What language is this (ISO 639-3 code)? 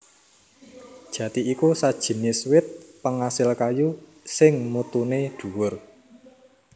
jav